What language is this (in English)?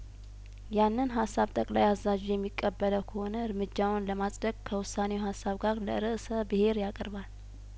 Amharic